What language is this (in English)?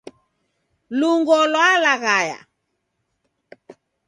Taita